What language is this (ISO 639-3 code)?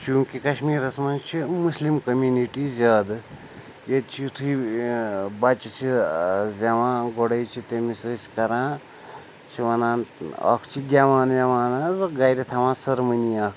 kas